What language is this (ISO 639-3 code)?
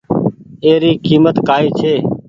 gig